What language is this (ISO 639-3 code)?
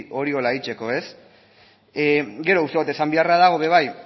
eus